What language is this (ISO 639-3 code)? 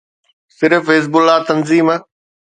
snd